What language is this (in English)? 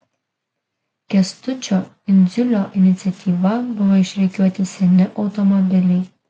Lithuanian